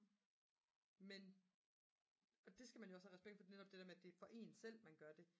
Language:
Danish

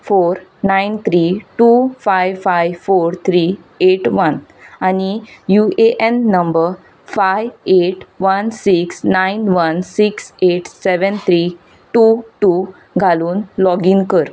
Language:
Konkani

